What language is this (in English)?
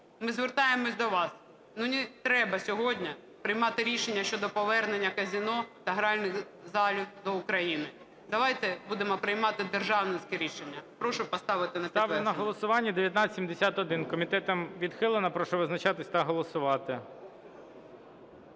Ukrainian